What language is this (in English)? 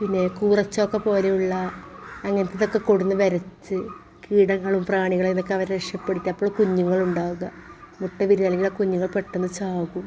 Malayalam